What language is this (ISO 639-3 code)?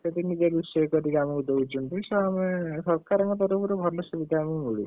ori